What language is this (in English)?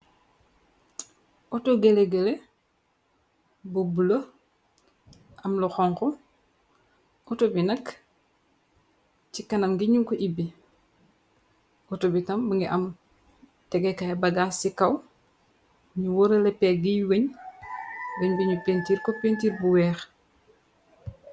Wolof